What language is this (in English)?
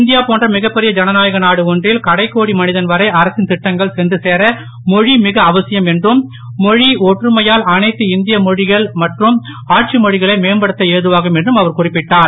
Tamil